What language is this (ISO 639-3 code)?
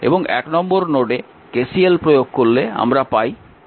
ben